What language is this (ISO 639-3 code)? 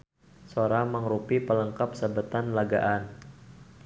sun